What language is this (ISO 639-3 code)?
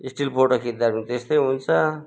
nep